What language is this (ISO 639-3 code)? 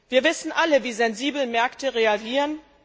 deu